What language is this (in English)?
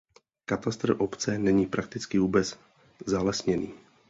Czech